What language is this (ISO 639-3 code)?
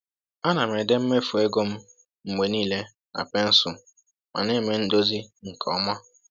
ibo